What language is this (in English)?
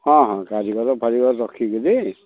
Odia